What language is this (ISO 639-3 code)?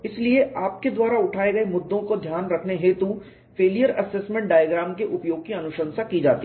hin